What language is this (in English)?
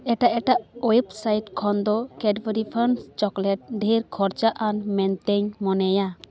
Santali